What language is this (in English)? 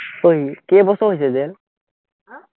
Assamese